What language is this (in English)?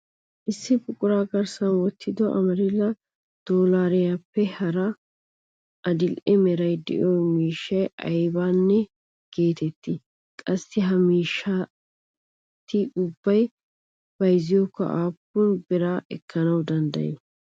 Wolaytta